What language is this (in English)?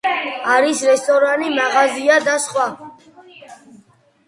Georgian